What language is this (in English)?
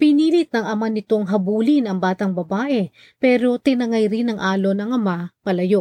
Filipino